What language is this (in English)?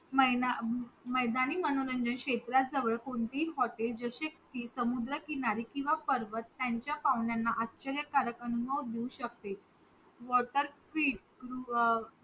Marathi